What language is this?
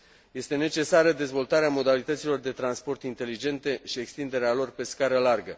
Romanian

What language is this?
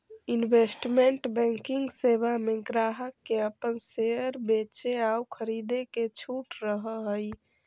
Magahi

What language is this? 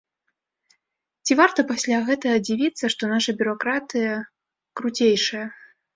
Belarusian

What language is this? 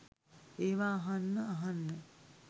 Sinhala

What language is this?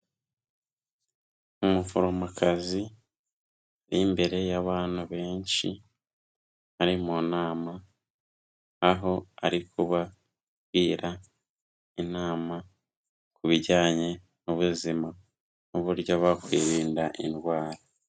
Kinyarwanda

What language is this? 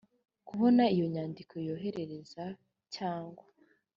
Kinyarwanda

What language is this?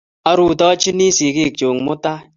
Kalenjin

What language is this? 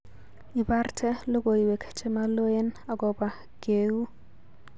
Kalenjin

